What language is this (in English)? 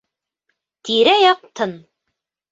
Bashkir